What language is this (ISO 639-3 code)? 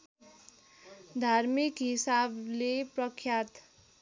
nep